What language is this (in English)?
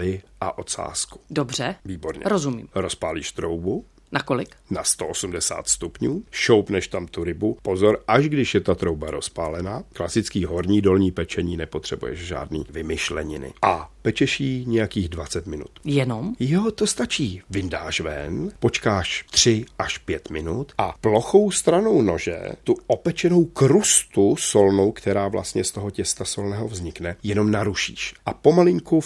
Czech